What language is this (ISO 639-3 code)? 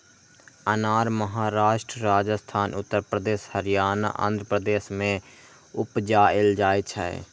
mai